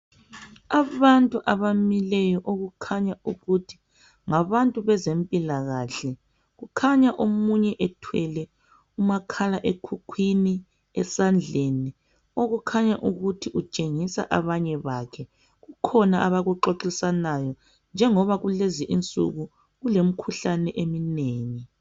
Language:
North Ndebele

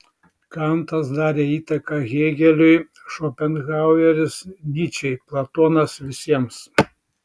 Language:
Lithuanian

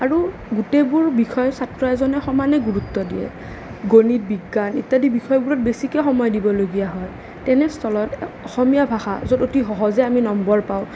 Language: Assamese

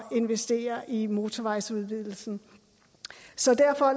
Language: Danish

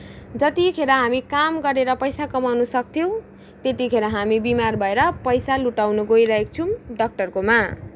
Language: Nepali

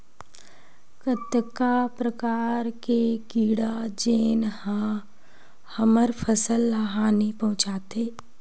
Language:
Chhattisgarhi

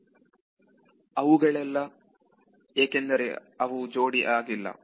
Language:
Kannada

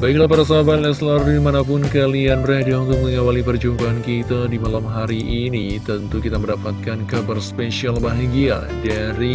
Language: Indonesian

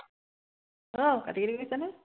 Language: Assamese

